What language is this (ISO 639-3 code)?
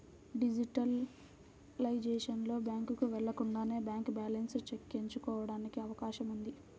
tel